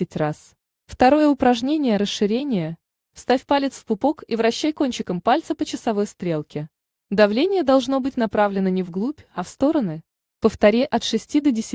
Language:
Russian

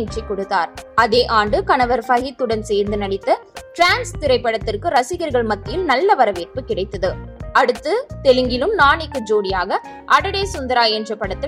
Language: Tamil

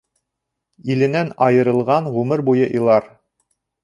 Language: Bashkir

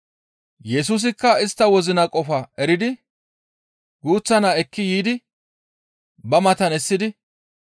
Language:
Gamo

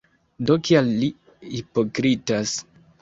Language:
Esperanto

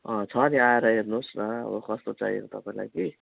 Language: Nepali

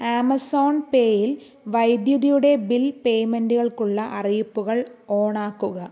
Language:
Malayalam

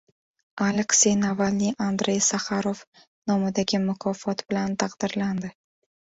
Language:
Uzbek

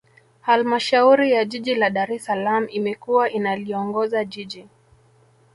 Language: Swahili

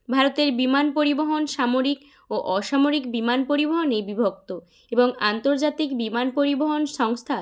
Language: Bangla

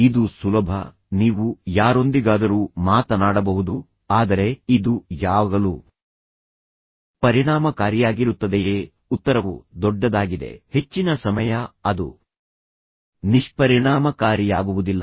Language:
Kannada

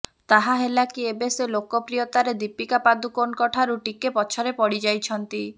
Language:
Odia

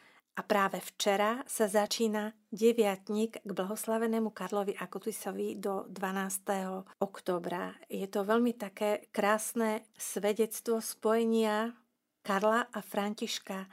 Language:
Slovak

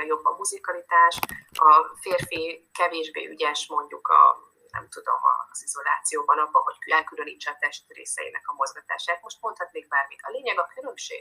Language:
Hungarian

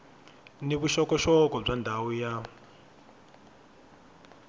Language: Tsonga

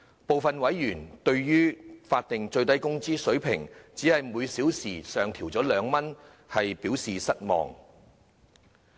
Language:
Cantonese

